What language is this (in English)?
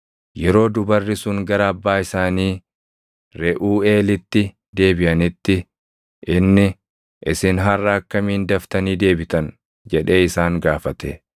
Oromo